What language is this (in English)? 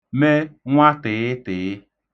Igbo